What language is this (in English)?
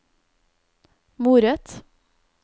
Norwegian